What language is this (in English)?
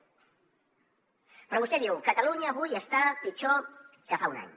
Catalan